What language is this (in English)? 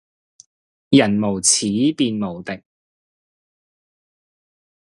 Cantonese